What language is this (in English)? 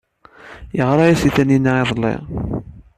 Kabyle